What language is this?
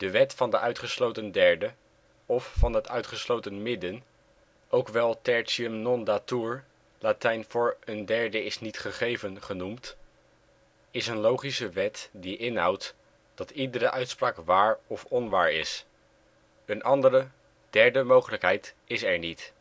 Dutch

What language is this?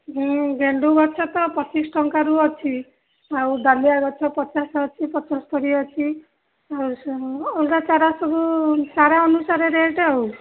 Odia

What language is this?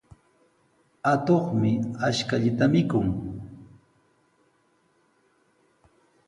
Sihuas Ancash Quechua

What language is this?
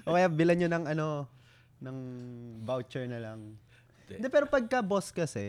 Filipino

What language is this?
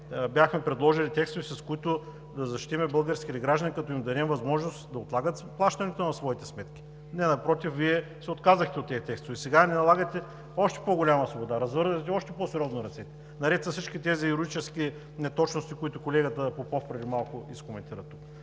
Bulgarian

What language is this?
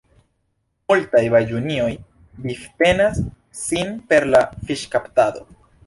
Esperanto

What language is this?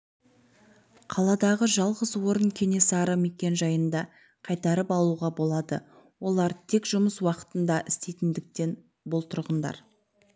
Kazakh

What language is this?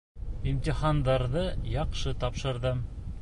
Bashkir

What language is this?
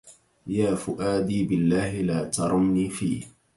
Arabic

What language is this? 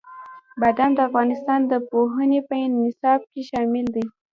Pashto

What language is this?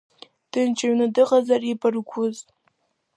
Abkhazian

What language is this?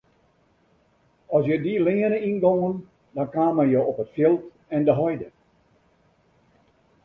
Western Frisian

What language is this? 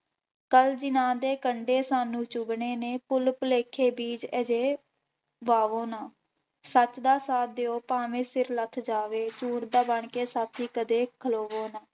Punjabi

